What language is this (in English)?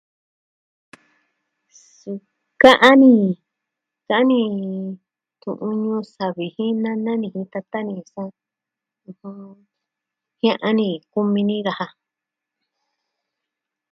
Southwestern Tlaxiaco Mixtec